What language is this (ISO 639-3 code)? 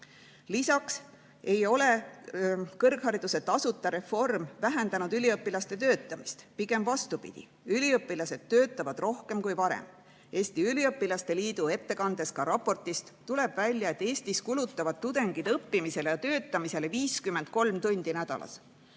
est